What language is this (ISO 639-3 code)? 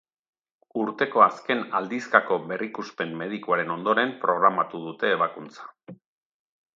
eus